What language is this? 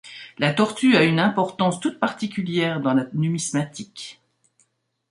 French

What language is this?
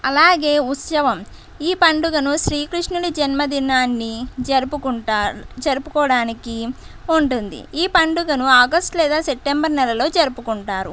Telugu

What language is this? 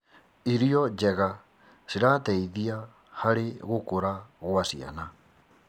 Kikuyu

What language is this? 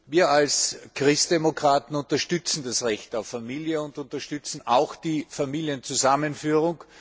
German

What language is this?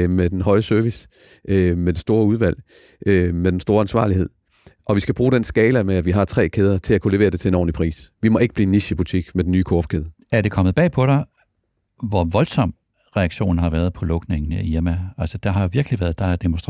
Danish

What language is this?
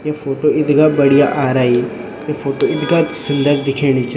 Garhwali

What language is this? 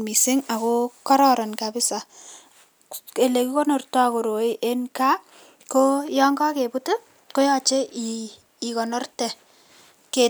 Kalenjin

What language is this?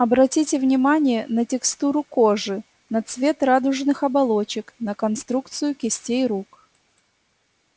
Russian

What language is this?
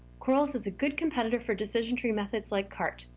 English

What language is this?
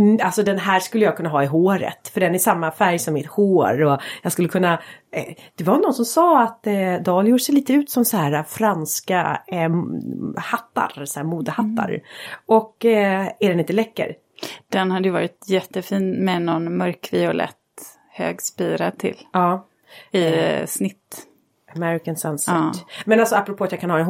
Swedish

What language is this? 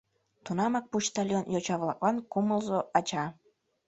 Mari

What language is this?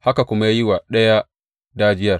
Hausa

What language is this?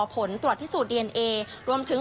Thai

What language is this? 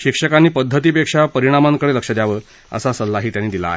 Marathi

